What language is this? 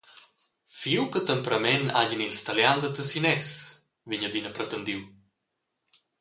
Romansh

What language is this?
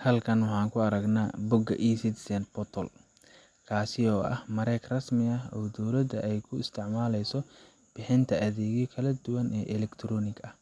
Somali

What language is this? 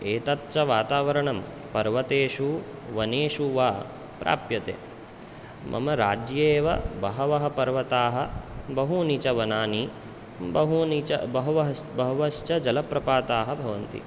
Sanskrit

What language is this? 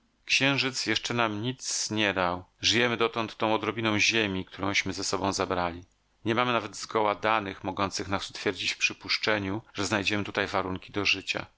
Polish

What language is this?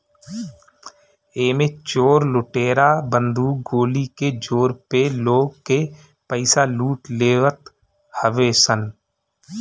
Bhojpuri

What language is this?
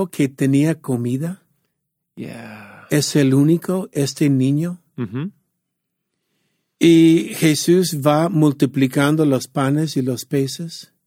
Spanish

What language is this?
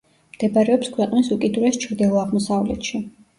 Georgian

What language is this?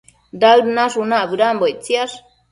Matsés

